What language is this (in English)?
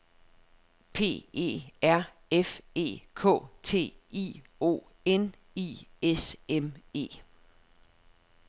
Danish